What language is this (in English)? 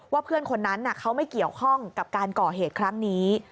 Thai